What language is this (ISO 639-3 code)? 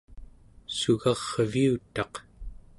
esu